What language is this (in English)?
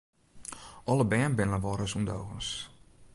Western Frisian